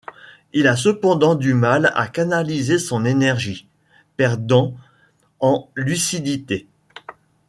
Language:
French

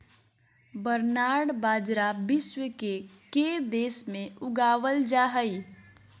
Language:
Magahi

